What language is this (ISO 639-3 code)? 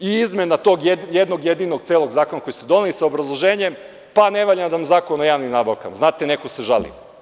srp